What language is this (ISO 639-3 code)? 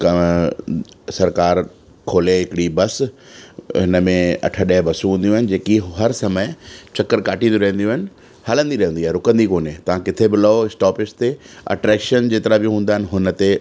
snd